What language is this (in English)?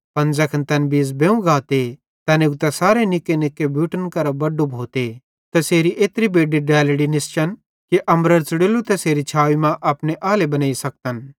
Bhadrawahi